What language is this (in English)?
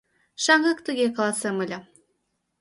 Mari